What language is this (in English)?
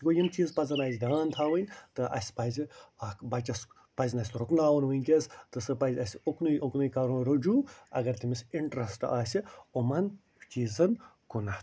Kashmiri